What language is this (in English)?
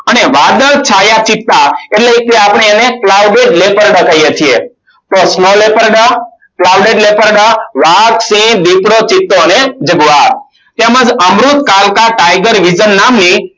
Gujarati